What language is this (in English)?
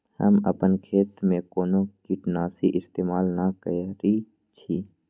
Magahi